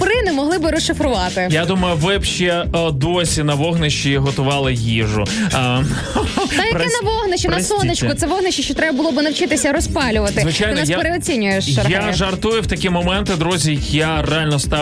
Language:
Ukrainian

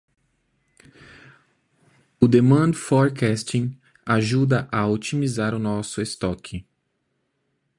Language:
Portuguese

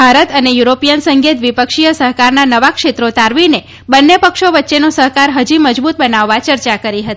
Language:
Gujarati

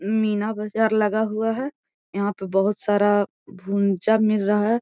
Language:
Magahi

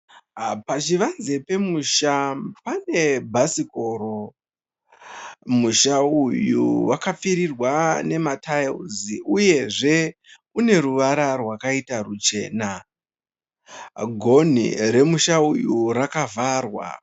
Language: Shona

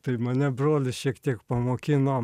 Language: Lithuanian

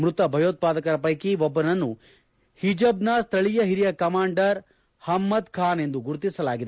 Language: Kannada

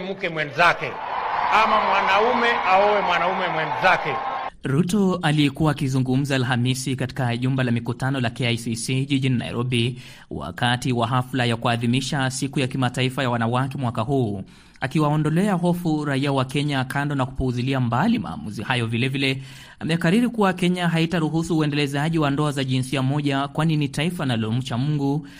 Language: Swahili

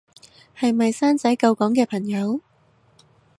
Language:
Cantonese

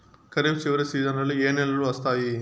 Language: Telugu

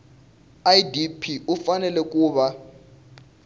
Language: Tsonga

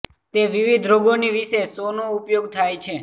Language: Gujarati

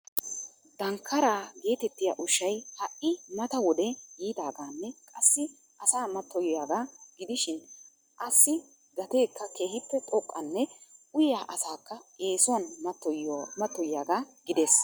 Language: Wolaytta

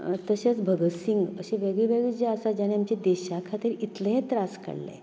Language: Konkani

